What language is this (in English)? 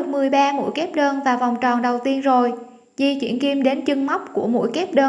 Vietnamese